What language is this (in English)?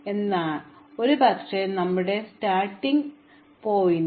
Malayalam